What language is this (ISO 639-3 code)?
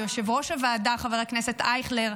heb